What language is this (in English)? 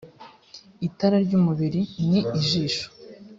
Kinyarwanda